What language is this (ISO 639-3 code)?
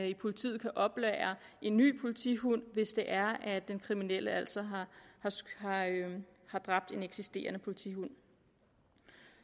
dan